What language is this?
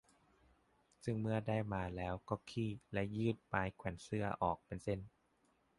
Thai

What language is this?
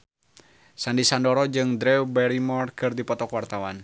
Sundanese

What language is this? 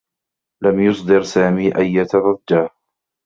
Arabic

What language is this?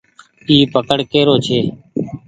Goaria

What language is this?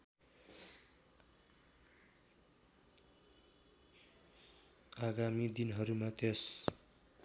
Nepali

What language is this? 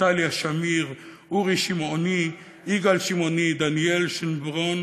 Hebrew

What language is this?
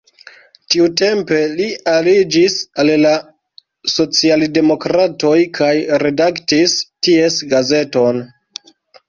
Esperanto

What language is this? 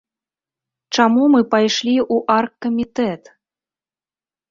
Belarusian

